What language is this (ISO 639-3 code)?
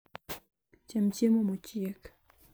luo